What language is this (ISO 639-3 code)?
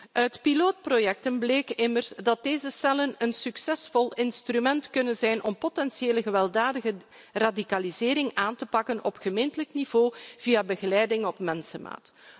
nld